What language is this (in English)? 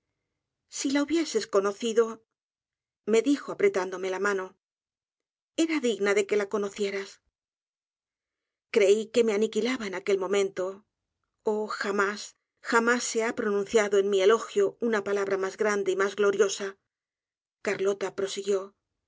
Spanish